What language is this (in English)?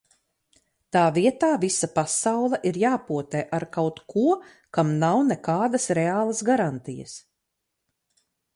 Latvian